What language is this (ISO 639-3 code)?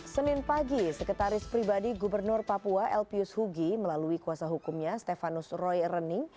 ind